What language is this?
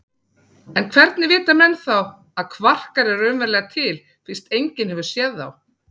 Icelandic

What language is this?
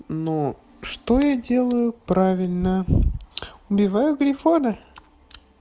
Russian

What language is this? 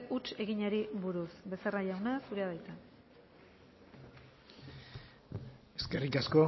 Basque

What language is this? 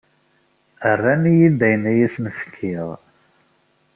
Kabyle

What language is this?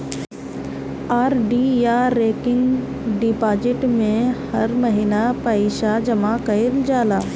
Bhojpuri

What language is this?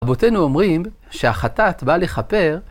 Hebrew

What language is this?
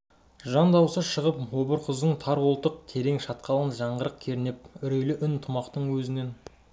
Kazakh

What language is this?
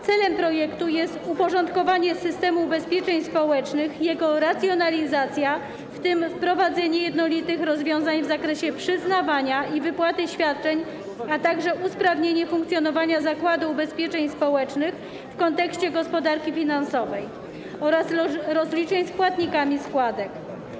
Polish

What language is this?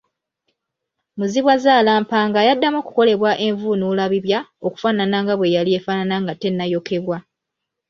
Ganda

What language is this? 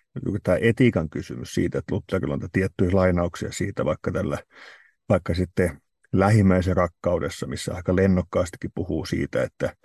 Finnish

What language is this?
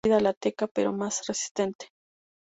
Spanish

